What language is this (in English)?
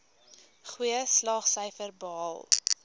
Afrikaans